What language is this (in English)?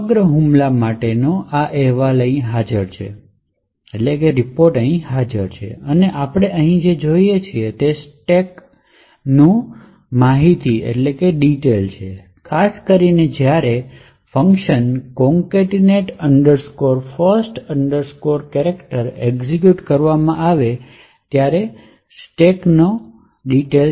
Gujarati